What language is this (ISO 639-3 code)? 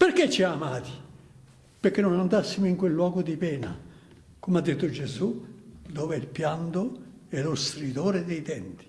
ita